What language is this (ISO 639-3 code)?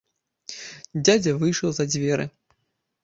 bel